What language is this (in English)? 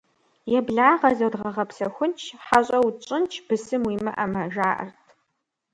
Kabardian